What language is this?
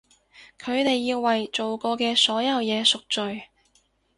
Cantonese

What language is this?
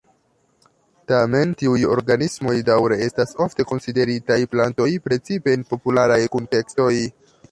Esperanto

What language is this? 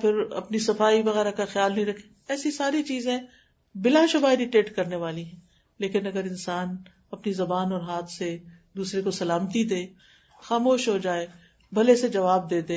Urdu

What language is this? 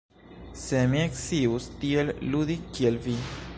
Esperanto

